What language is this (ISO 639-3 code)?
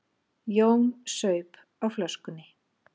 isl